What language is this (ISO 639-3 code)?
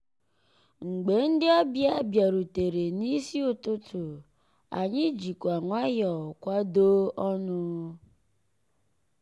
ibo